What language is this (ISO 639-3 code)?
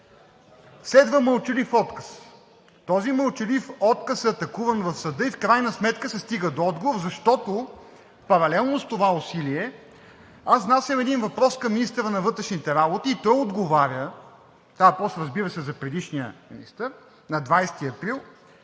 bul